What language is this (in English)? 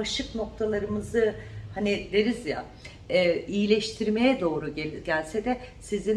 Turkish